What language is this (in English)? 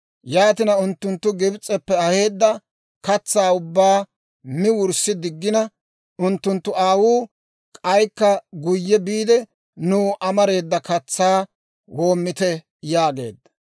Dawro